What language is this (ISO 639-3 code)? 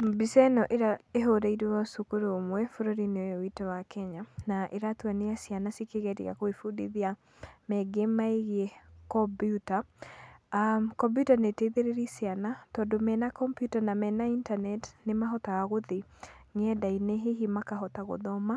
kik